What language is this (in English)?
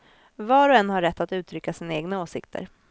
Swedish